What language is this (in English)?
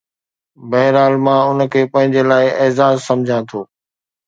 Sindhi